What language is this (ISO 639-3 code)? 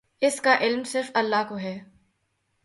urd